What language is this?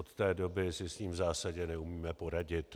Czech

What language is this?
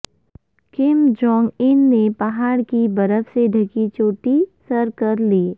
Urdu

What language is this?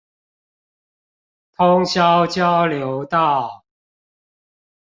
Chinese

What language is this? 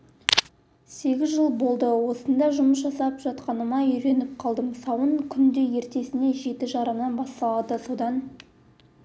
Kazakh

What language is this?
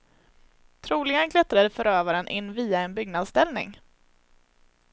Swedish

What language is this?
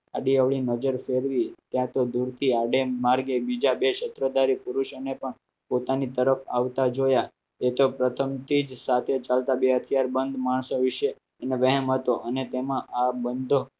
Gujarati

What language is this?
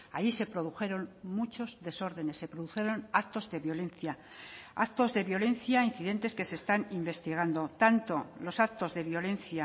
Spanish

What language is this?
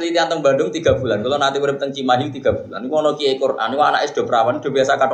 Malay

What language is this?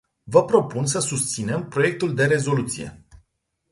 Romanian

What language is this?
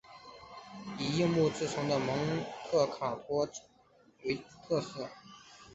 Chinese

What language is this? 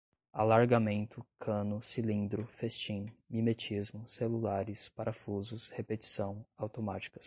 Portuguese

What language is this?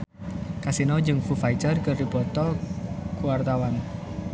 Sundanese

